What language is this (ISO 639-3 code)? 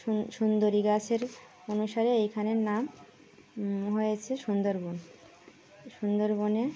ben